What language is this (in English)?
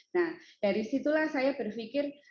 Indonesian